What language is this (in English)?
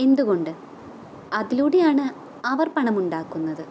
Malayalam